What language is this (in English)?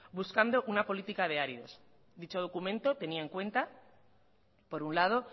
Spanish